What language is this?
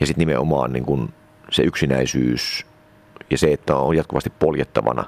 Finnish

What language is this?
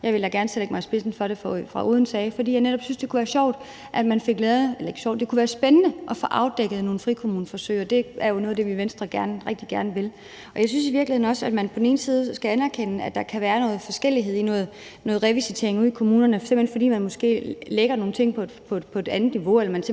Danish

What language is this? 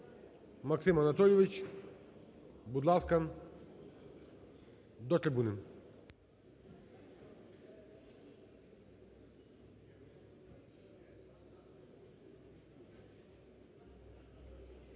Ukrainian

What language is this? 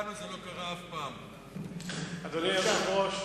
Hebrew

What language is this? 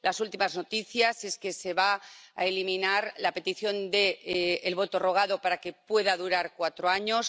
Spanish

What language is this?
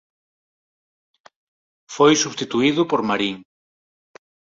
Galician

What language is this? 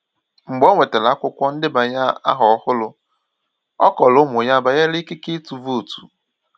Igbo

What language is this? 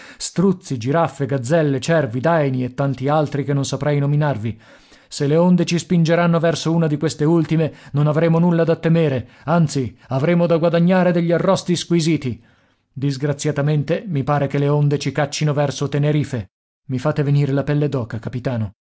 Italian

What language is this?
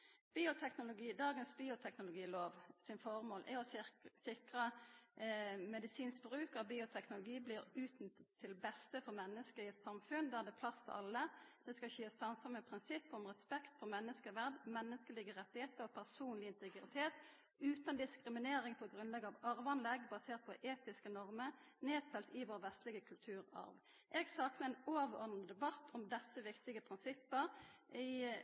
Norwegian Nynorsk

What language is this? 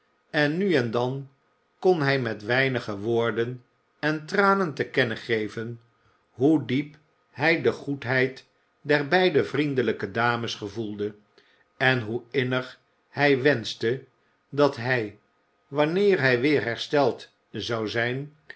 Dutch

